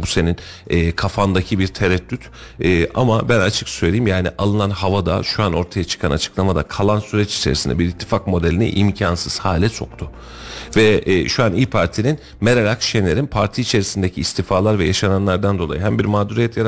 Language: Turkish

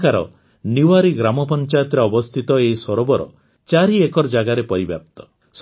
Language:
Odia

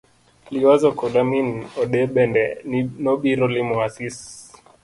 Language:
Luo (Kenya and Tanzania)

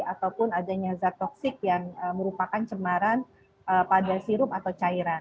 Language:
Indonesian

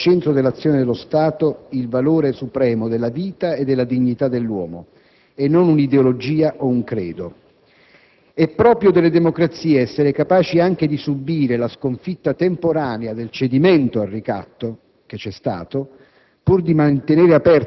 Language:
Italian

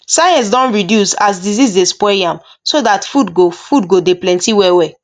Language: Nigerian Pidgin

